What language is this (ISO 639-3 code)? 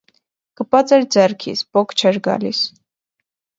hye